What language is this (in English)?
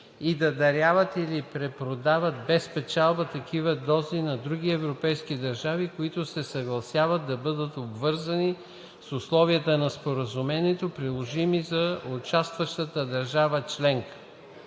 Bulgarian